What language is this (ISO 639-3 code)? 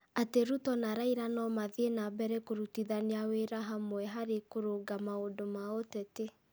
kik